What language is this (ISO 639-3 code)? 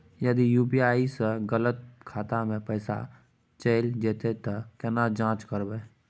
mai